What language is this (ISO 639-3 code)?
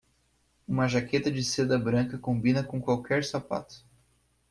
por